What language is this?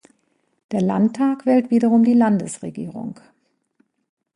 German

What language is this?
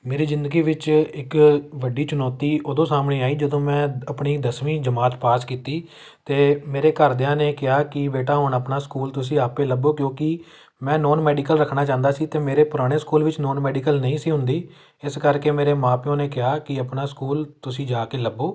Punjabi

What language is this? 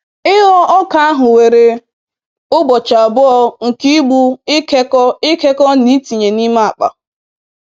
Igbo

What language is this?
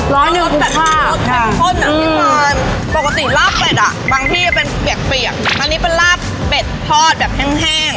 Thai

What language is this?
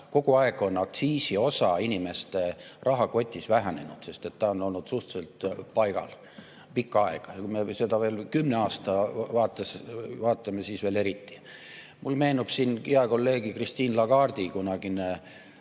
Estonian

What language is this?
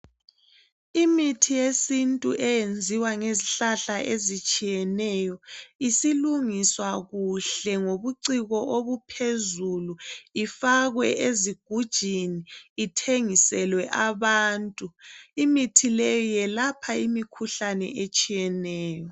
North Ndebele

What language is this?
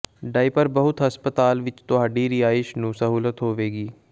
Punjabi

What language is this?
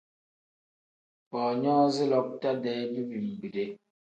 Tem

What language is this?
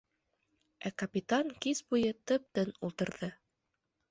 Bashkir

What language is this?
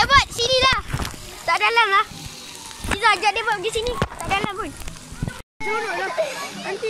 Malay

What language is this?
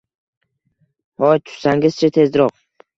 Uzbek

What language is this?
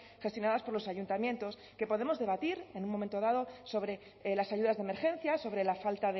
Spanish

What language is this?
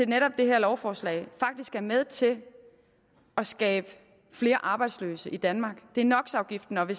Danish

